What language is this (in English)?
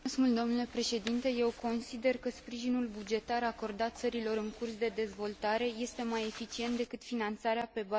Romanian